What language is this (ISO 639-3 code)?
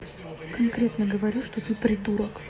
rus